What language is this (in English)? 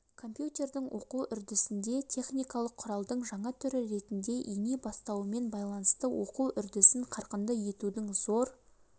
Kazakh